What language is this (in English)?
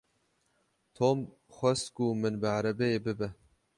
Kurdish